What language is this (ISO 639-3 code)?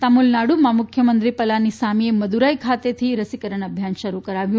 guj